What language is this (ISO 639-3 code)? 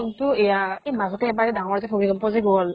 asm